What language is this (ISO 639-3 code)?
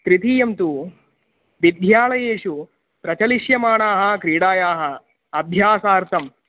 san